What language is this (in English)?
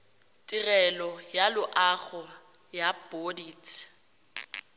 Tswana